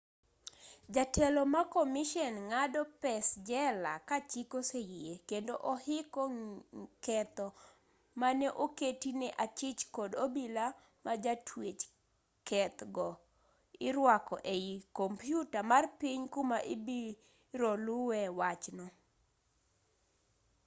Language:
Luo (Kenya and Tanzania)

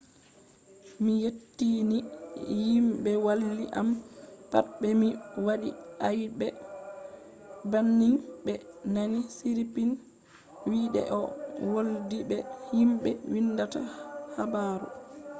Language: Fula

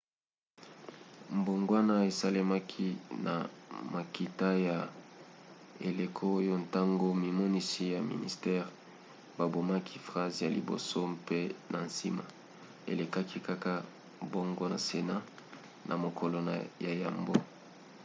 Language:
Lingala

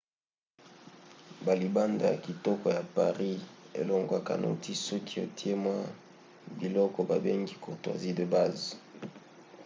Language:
Lingala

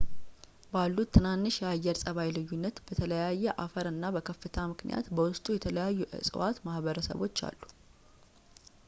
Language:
Amharic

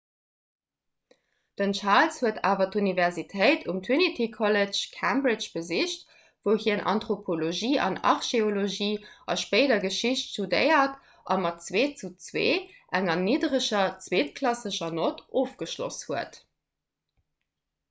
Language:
Luxembourgish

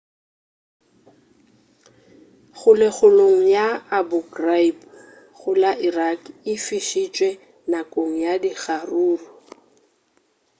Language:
Northern Sotho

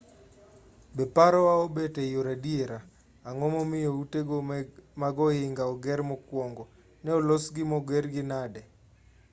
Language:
Luo (Kenya and Tanzania)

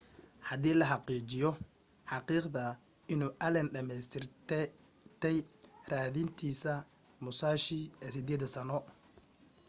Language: Somali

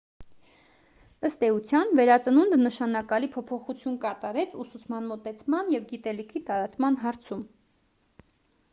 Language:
Armenian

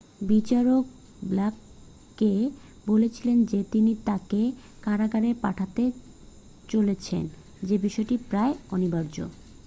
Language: Bangla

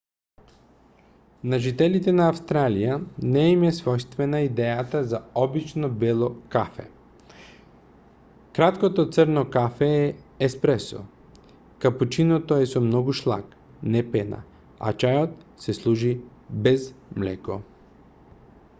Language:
Macedonian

